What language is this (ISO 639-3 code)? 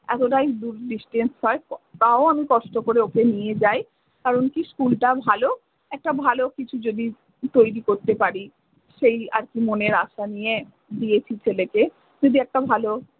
ben